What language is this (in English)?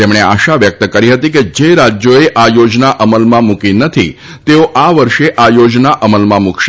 Gujarati